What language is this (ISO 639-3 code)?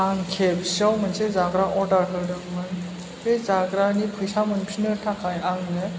brx